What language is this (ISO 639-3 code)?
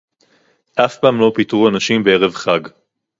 heb